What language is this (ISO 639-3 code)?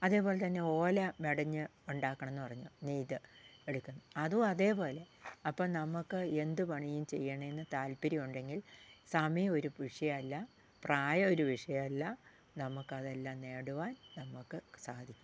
mal